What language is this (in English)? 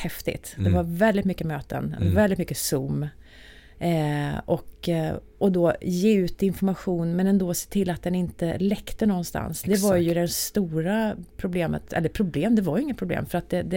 Swedish